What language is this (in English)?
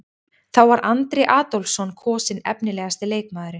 Icelandic